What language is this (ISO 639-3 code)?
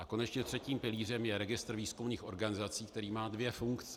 ces